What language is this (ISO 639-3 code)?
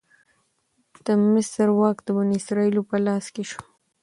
pus